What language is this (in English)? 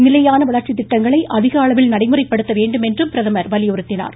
Tamil